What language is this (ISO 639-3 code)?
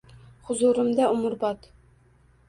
uzb